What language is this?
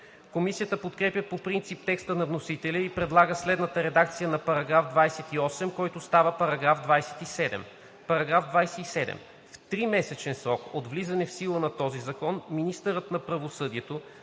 Bulgarian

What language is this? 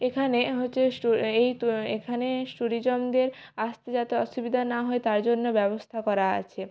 Bangla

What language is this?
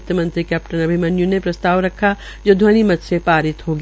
Hindi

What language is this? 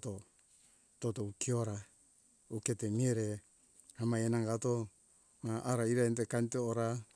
Hunjara-Kaina Ke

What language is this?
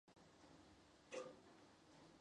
Chinese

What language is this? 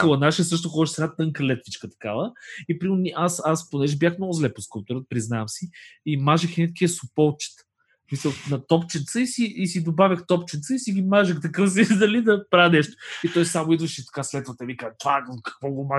Bulgarian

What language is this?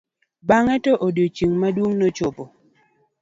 Luo (Kenya and Tanzania)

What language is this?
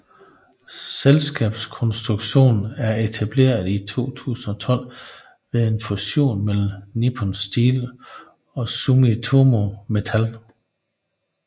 Danish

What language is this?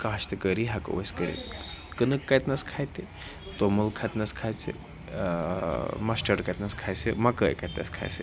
Kashmiri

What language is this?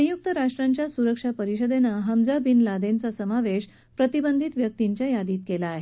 Marathi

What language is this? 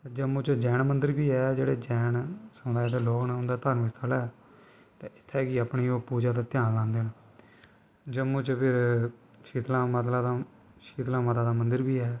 Dogri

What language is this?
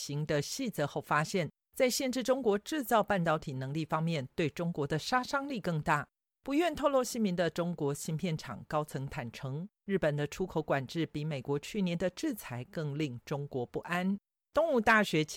Chinese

